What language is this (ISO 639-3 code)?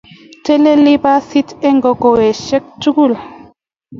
kln